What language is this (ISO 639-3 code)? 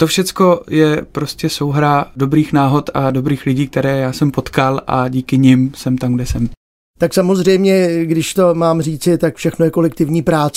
ces